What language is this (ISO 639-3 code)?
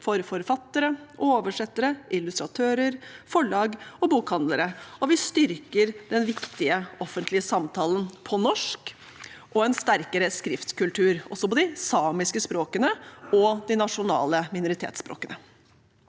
nor